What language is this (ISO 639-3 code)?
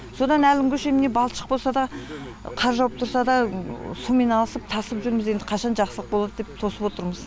kaz